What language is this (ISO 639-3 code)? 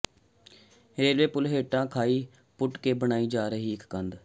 pan